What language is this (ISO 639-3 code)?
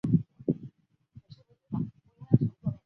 zho